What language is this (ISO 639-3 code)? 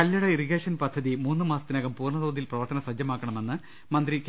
mal